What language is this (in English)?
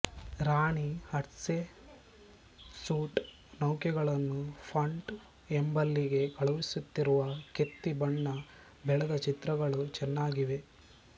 Kannada